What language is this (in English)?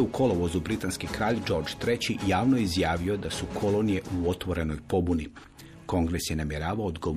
Croatian